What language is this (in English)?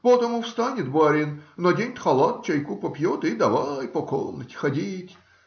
Russian